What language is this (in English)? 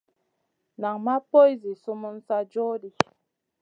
Masana